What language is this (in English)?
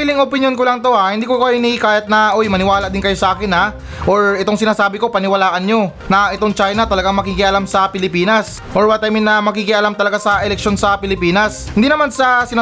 Filipino